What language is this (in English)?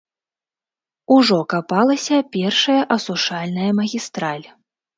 Belarusian